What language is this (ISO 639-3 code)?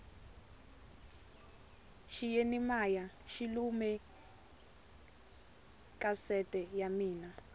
tso